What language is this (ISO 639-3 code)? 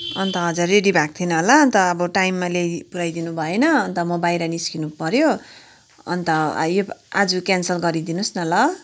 nep